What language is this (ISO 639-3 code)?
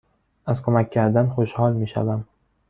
fas